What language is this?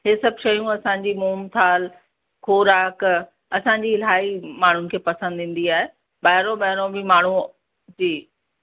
Sindhi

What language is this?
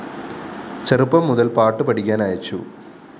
Malayalam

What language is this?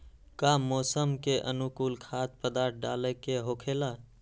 Magahi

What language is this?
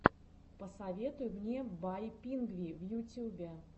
Russian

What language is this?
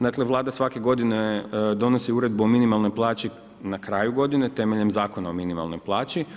Croatian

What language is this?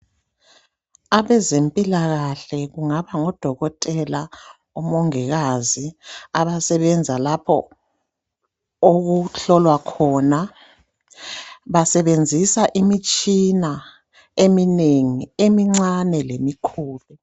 North Ndebele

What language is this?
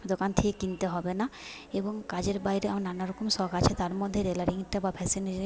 Bangla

